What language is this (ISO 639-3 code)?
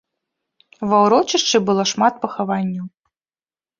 bel